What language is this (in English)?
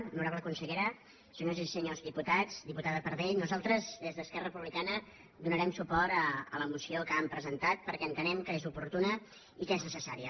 Catalan